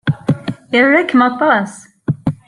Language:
Kabyle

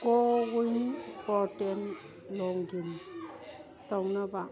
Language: Manipuri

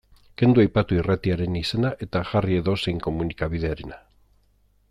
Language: Basque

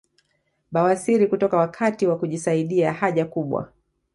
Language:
Swahili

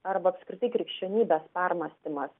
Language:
Lithuanian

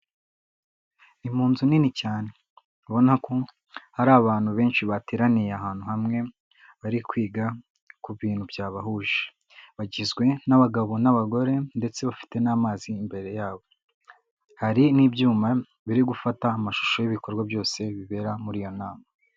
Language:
Kinyarwanda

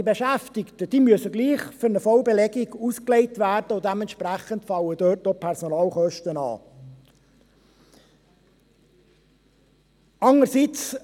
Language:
Swiss German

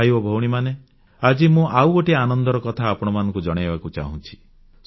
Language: Odia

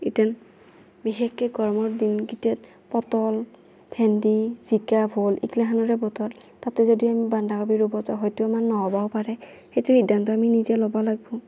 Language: Assamese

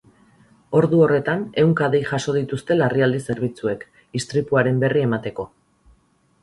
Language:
Basque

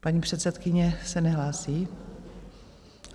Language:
Czech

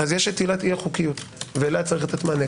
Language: Hebrew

